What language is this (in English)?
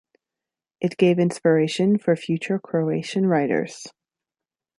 English